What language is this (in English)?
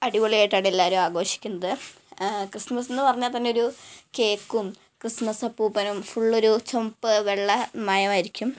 Malayalam